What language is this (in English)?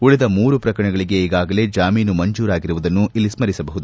Kannada